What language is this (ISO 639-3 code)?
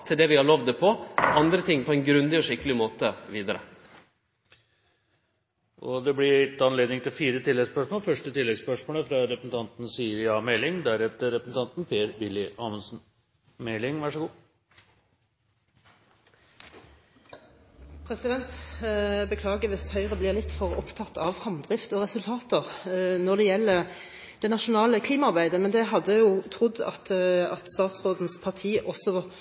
nor